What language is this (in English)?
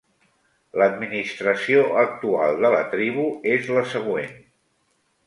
Catalan